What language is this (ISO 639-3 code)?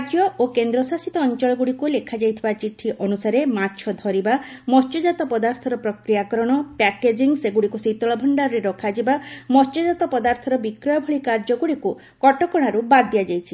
ori